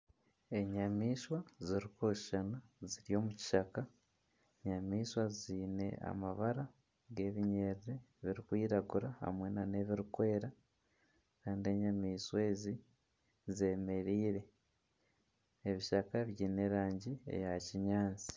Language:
Nyankole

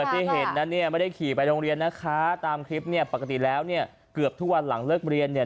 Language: Thai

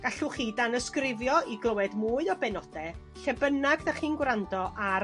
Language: Welsh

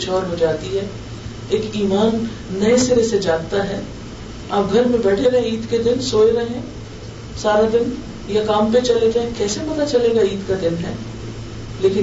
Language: Urdu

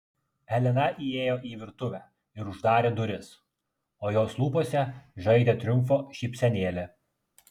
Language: Lithuanian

